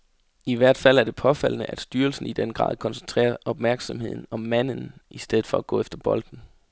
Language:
Danish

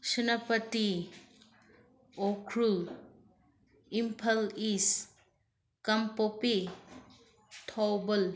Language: Manipuri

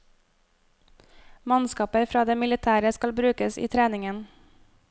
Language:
Norwegian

